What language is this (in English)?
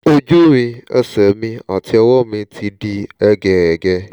Yoruba